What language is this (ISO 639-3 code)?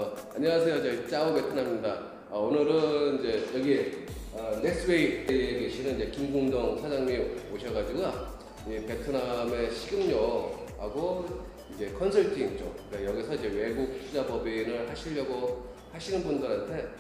kor